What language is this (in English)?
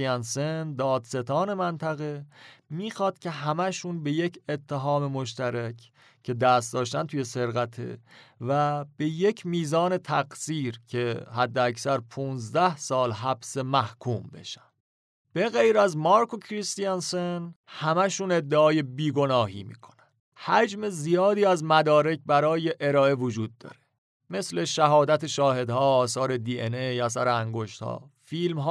Persian